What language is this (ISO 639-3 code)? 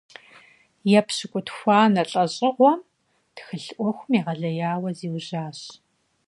kbd